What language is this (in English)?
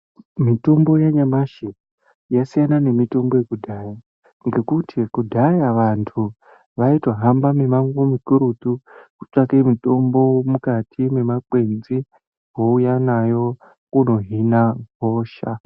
Ndau